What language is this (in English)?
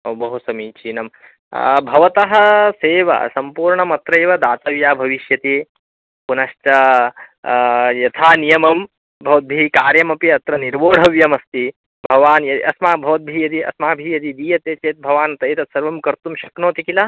Sanskrit